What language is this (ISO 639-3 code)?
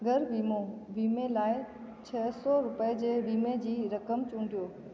snd